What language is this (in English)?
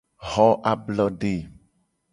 Gen